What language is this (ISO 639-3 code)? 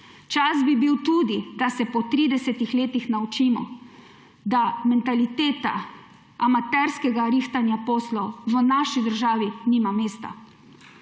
slv